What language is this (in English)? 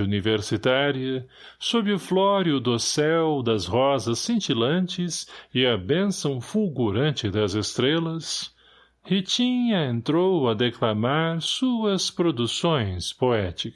Portuguese